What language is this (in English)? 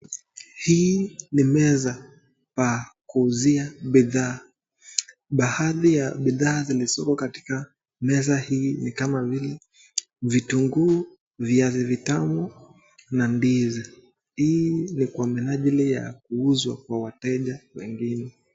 Swahili